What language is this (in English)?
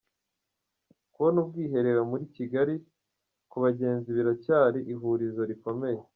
Kinyarwanda